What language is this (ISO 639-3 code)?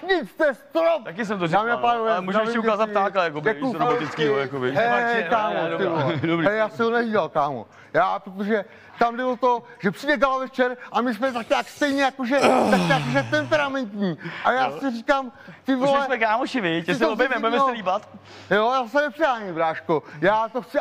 ces